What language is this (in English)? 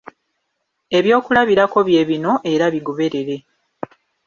Ganda